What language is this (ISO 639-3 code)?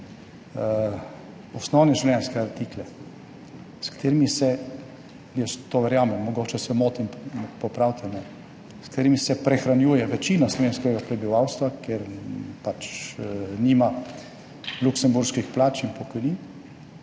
slv